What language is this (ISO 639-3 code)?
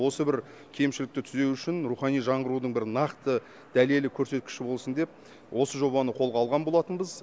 kaz